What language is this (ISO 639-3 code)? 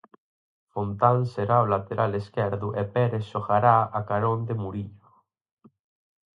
glg